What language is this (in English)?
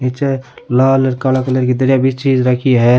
Rajasthani